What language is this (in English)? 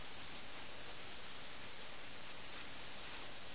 Malayalam